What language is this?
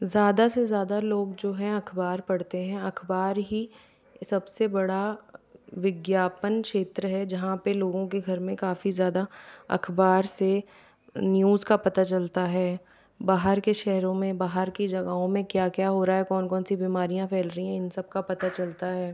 Hindi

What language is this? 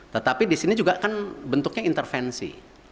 Indonesian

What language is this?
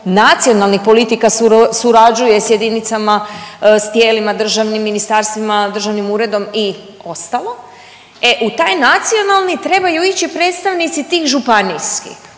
Croatian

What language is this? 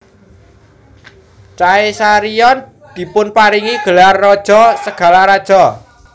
Javanese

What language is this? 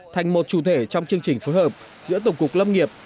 Vietnamese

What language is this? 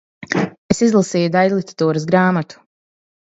Latvian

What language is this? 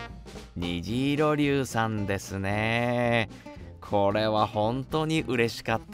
Japanese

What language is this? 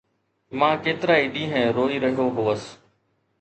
Sindhi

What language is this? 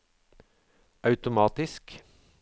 Norwegian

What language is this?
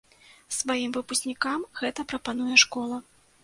Belarusian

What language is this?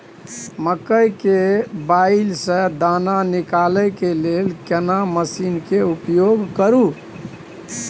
Maithili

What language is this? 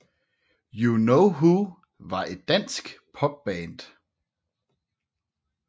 Danish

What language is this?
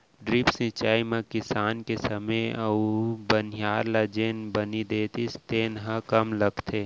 Chhattisgarhi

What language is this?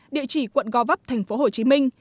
Vietnamese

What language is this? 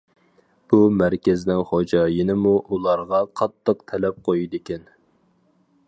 Uyghur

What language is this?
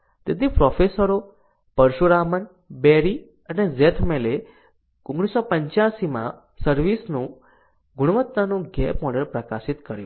Gujarati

